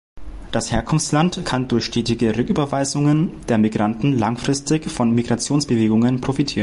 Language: German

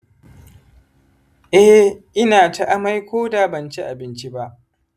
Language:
Hausa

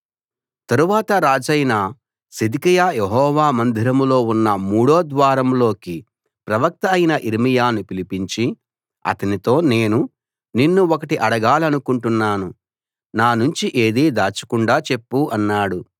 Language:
Telugu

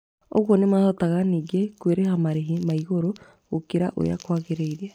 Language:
Kikuyu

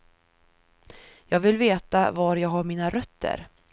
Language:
Swedish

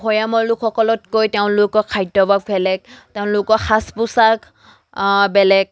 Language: Assamese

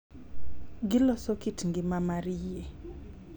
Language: Luo (Kenya and Tanzania)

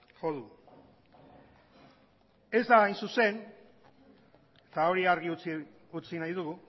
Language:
Basque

